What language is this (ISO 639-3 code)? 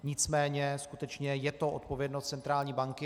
ces